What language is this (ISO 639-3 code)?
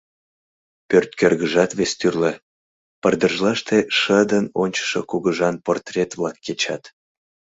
chm